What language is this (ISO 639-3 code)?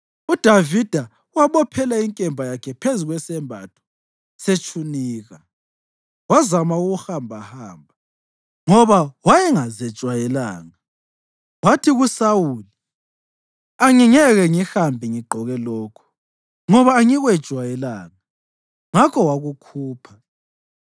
nde